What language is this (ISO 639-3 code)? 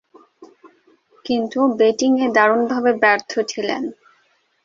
ben